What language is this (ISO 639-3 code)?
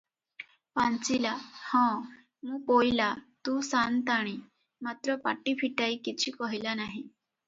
ori